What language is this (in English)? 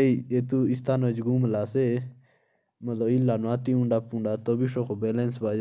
Jaunsari